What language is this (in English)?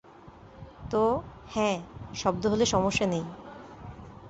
Bangla